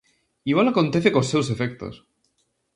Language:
Galician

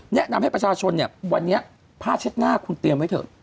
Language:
Thai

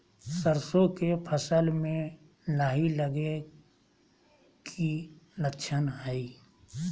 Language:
Magahi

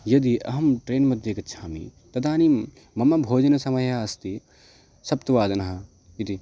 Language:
Sanskrit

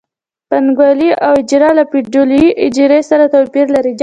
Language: Pashto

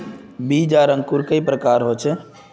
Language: Magahi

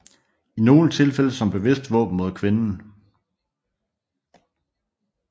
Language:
Danish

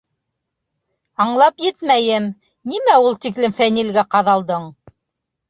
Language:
Bashkir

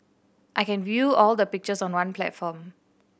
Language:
English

